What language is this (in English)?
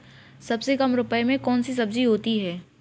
Hindi